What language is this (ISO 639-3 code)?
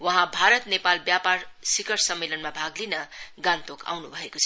nep